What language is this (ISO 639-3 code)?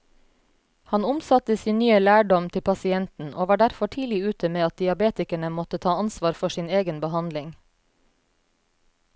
nor